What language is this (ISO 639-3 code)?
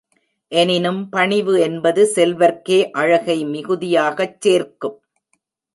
tam